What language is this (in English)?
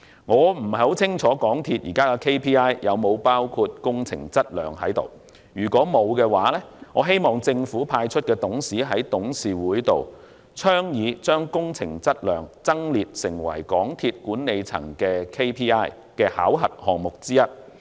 Cantonese